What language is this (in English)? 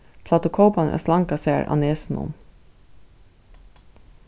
Faroese